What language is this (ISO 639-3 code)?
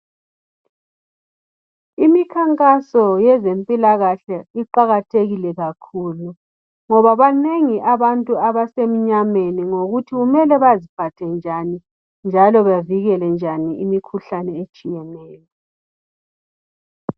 nde